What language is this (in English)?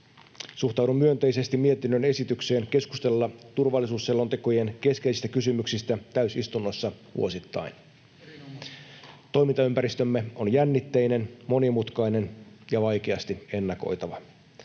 Finnish